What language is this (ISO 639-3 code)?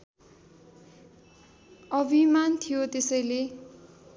nep